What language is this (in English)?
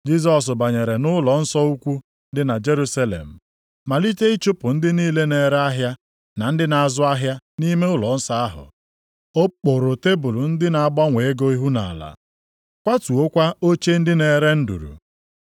Igbo